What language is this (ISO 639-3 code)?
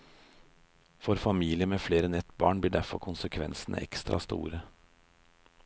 nor